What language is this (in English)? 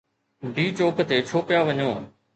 Sindhi